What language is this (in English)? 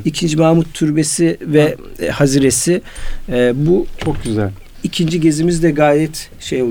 Turkish